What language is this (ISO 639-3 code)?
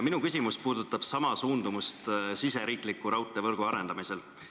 est